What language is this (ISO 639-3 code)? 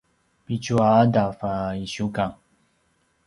pwn